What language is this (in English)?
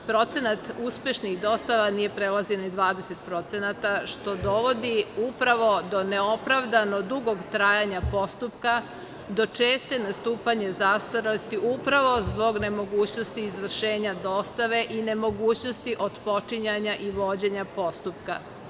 Serbian